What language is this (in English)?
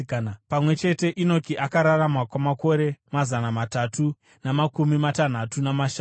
Shona